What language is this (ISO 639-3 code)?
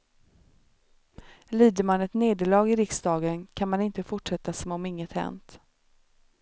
swe